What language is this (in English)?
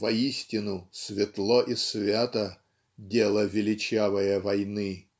Russian